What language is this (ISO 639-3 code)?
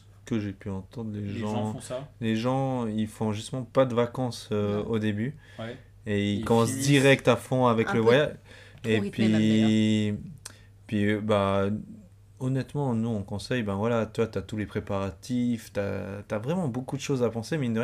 fra